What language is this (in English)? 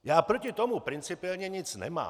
Czech